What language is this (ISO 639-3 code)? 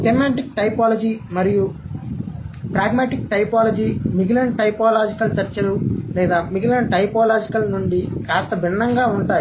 tel